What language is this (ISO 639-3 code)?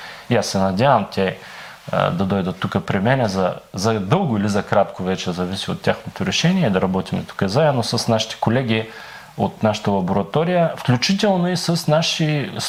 bul